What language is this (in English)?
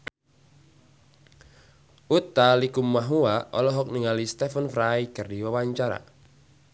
Sundanese